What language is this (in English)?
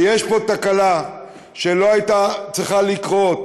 Hebrew